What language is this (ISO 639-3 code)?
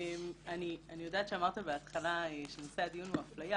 heb